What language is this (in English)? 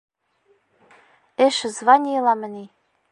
Bashkir